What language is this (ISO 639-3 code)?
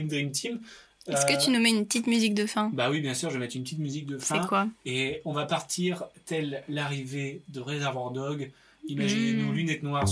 fra